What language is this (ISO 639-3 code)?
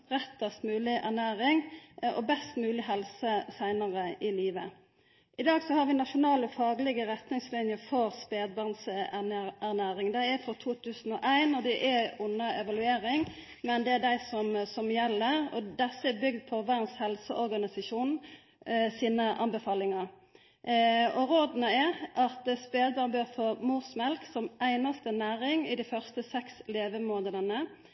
nno